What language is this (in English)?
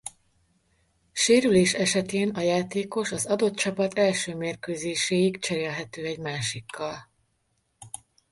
Hungarian